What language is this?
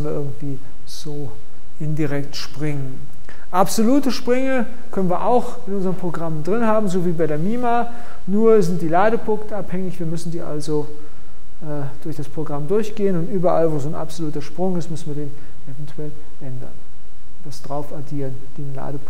German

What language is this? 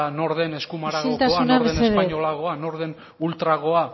Basque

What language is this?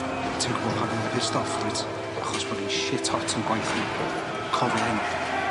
Welsh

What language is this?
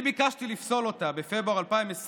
Hebrew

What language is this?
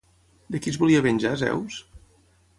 Catalan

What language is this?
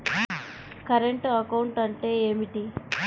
Telugu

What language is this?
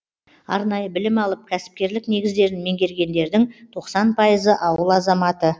Kazakh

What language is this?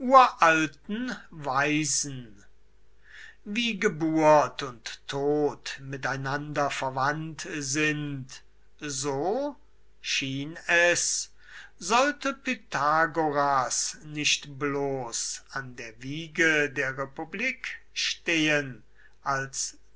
German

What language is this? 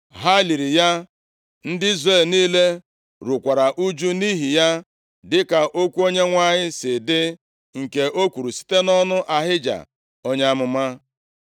Igbo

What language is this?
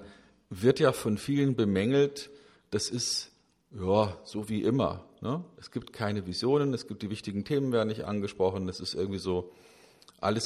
German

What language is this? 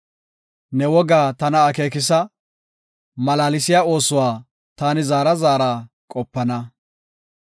Gofa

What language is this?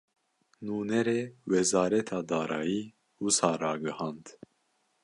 Kurdish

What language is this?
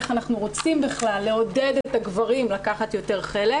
Hebrew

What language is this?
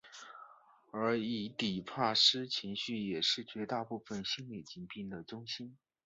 Chinese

